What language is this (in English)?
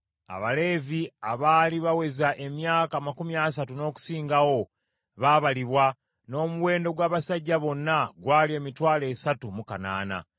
Ganda